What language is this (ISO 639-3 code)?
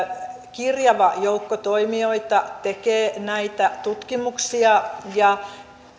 fin